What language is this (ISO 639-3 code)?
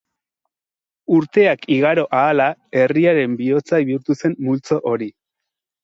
eus